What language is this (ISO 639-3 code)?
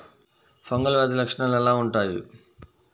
tel